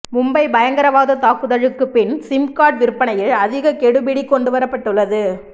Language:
Tamil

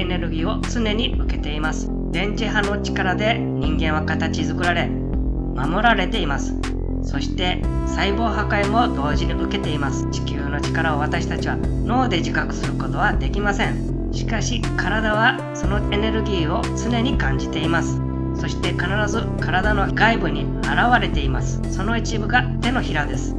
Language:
Japanese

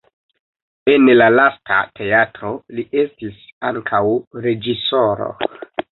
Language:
Esperanto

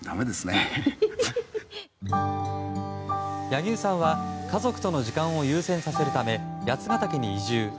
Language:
Japanese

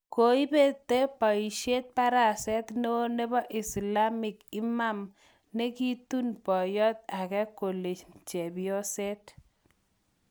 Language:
Kalenjin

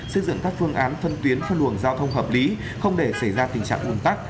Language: Vietnamese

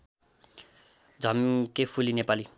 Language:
Nepali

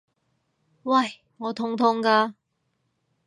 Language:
Cantonese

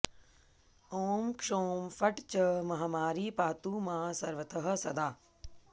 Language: Sanskrit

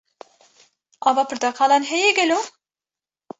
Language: Kurdish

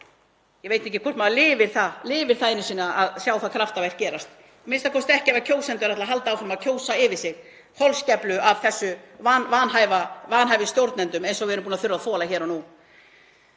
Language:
Icelandic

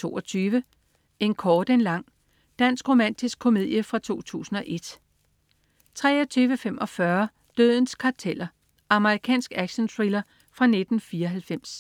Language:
Danish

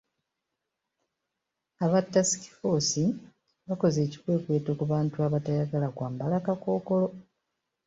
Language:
Ganda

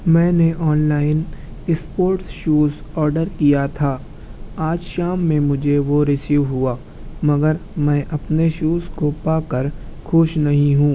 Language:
Urdu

